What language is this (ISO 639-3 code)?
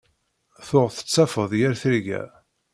kab